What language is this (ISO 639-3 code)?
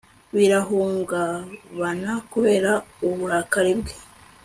kin